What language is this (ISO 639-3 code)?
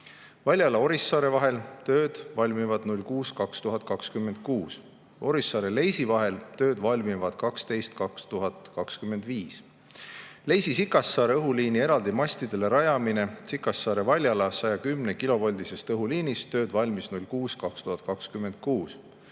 est